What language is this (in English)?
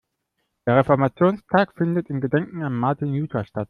German